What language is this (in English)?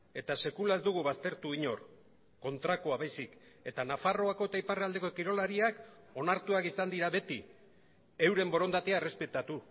Basque